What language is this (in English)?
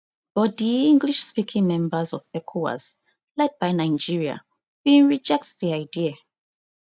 Nigerian Pidgin